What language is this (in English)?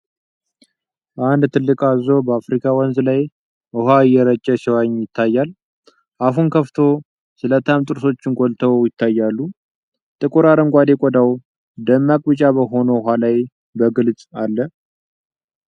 Amharic